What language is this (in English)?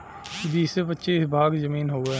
Bhojpuri